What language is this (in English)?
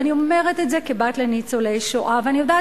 Hebrew